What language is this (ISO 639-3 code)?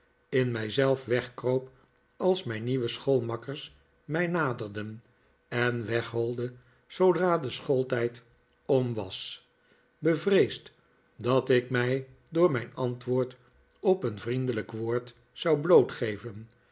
nld